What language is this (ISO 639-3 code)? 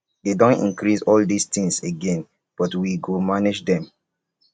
pcm